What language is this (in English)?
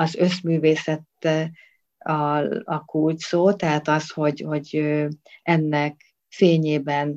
Hungarian